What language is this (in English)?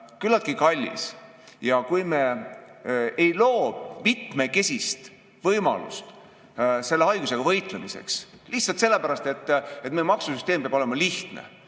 Estonian